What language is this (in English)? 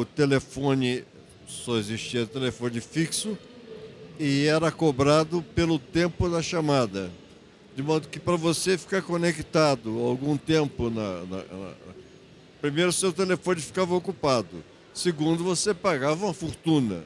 Portuguese